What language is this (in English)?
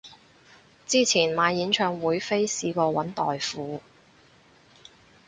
Cantonese